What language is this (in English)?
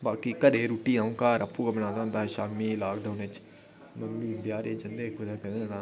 Dogri